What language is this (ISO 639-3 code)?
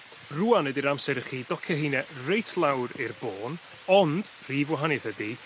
cym